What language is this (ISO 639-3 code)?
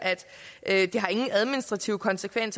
dan